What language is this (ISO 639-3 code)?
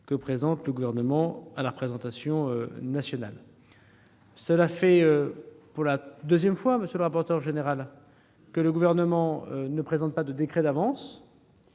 fra